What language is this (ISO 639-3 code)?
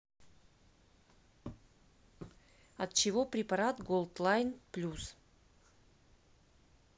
rus